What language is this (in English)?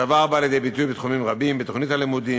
Hebrew